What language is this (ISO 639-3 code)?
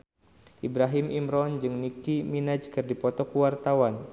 sun